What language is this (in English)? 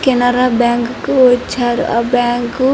Telugu